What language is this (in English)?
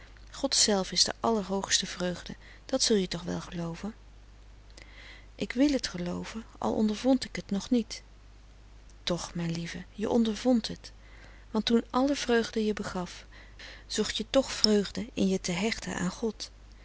Dutch